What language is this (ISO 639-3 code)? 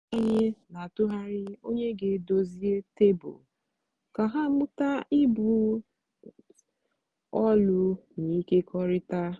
ibo